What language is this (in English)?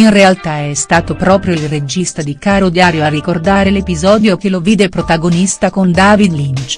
Italian